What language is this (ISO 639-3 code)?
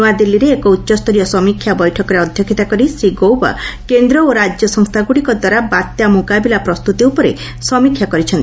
ori